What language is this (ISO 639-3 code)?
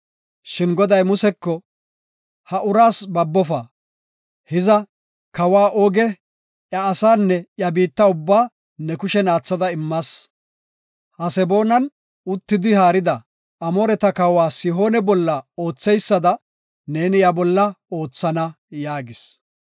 gof